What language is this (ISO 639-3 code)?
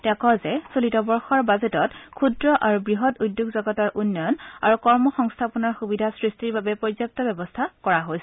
asm